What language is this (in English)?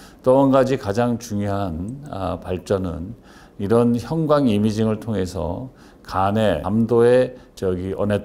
Korean